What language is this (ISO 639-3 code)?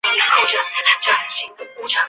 zho